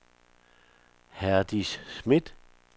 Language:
Danish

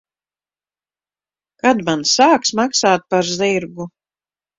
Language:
Latvian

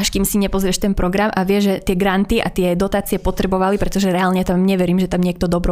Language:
Slovak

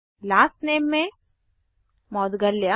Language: Hindi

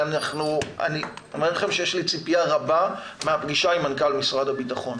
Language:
Hebrew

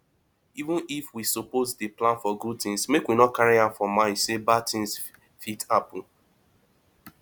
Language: Nigerian Pidgin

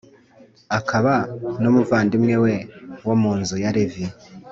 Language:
Kinyarwanda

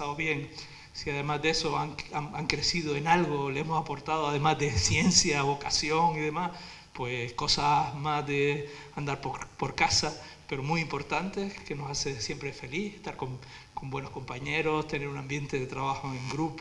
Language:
Spanish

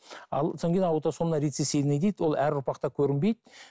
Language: Kazakh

